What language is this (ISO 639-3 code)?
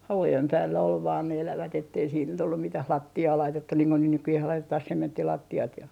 fin